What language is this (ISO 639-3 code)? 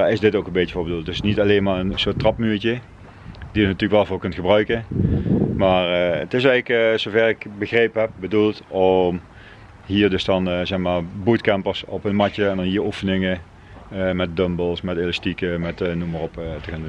nld